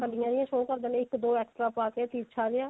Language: Punjabi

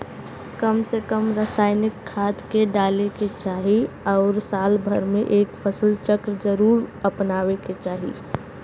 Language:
Bhojpuri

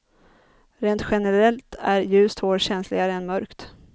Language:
Swedish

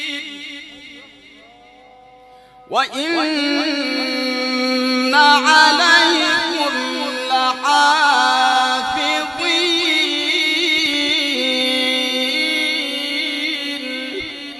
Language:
Arabic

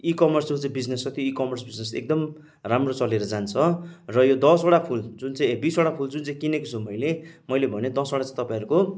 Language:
Nepali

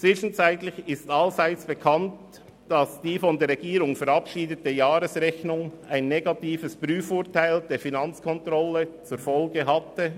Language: Swiss German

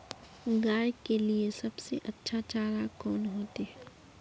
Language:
Magahi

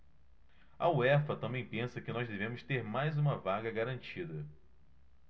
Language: Portuguese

